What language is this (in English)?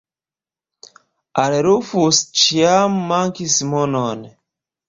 Esperanto